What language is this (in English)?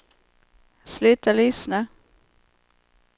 Swedish